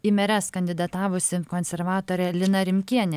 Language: Lithuanian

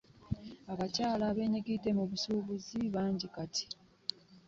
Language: Ganda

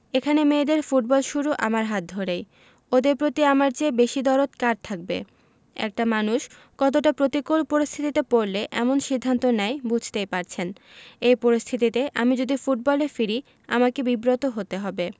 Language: Bangla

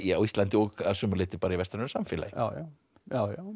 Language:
Icelandic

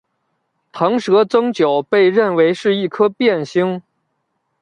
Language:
Chinese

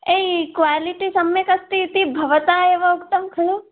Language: Sanskrit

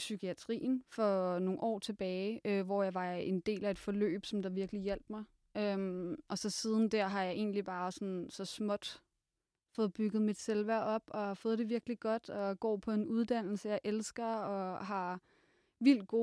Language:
Danish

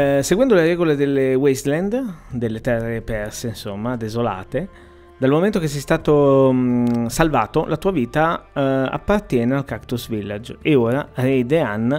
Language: Italian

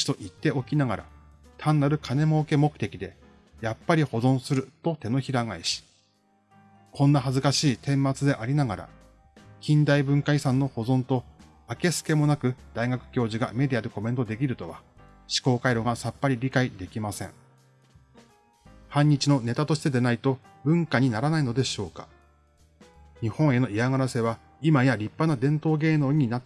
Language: Japanese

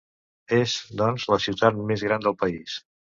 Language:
Catalan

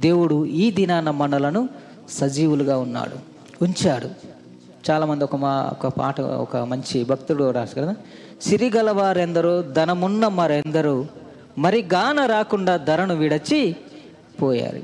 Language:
Telugu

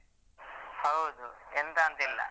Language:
Kannada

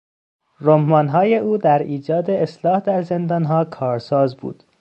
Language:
Persian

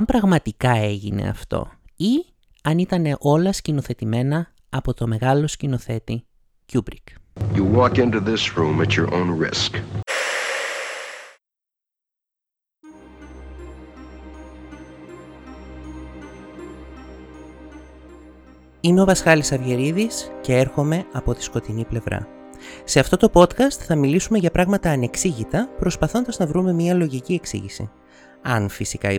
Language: Greek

